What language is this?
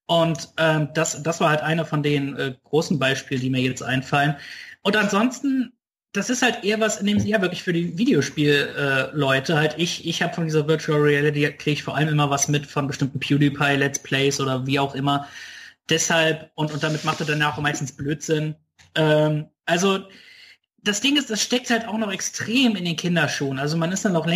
German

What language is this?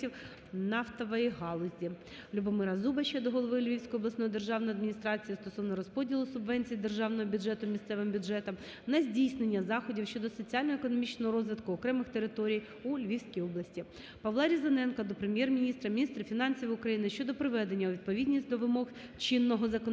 Ukrainian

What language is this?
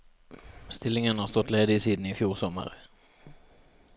Norwegian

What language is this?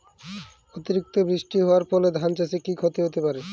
Bangla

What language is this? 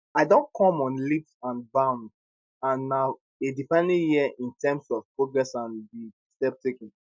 Nigerian Pidgin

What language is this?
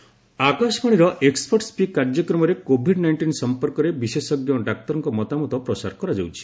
Odia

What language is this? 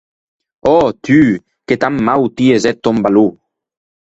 Occitan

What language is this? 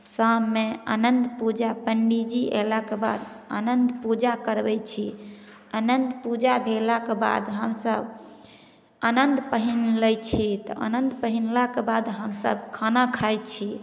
Maithili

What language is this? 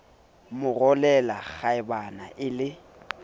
Southern Sotho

